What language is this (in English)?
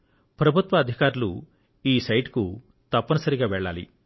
Telugu